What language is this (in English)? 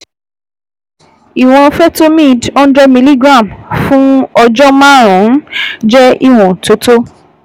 Yoruba